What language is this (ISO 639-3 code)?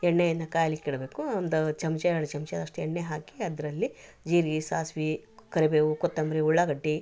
kan